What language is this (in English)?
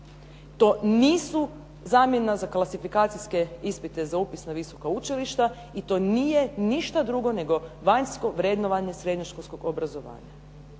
Croatian